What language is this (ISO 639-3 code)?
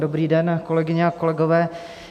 ces